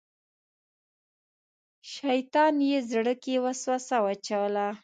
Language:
Pashto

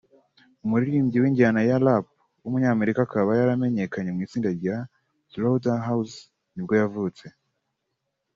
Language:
Kinyarwanda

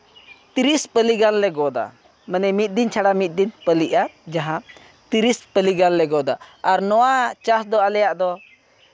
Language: Santali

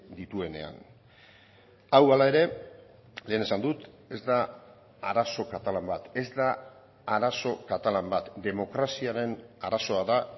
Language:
Basque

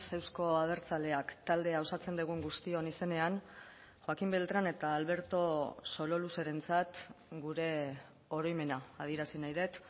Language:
Basque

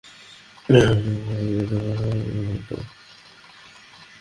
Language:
Bangla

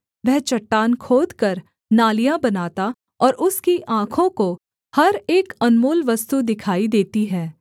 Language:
Hindi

